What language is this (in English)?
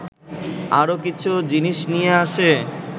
Bangla